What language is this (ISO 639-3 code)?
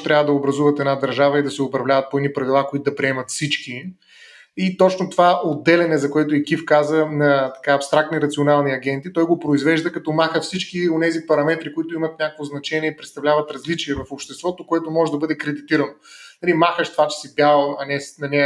bul